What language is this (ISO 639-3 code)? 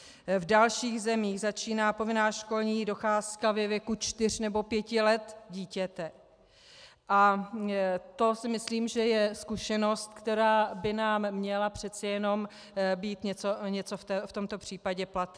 ces